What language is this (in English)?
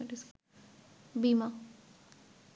Bangla